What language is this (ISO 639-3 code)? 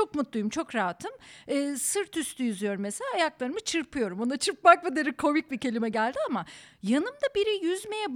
tur